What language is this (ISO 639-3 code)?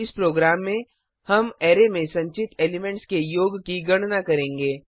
hin